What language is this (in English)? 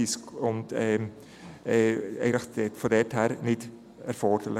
Swiss German